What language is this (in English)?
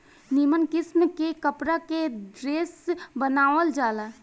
Bhojpuri